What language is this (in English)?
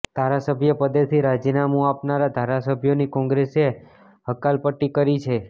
Gujarati